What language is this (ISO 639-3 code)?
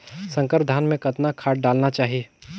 hne